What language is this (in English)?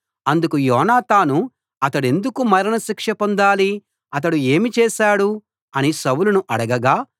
Telugu